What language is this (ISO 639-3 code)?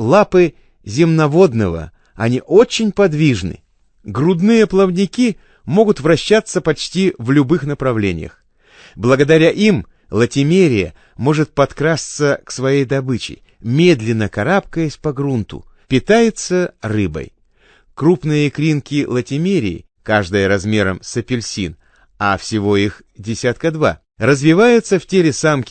rus